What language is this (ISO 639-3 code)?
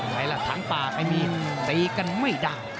tha